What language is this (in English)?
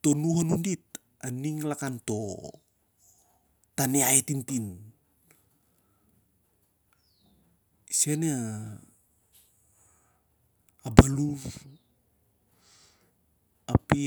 Siar-Lak